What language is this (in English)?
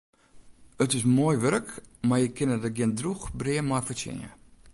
Western Frisian